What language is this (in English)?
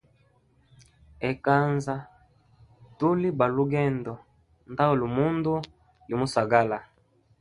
Hemba